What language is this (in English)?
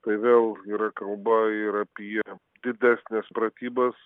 Lithuanian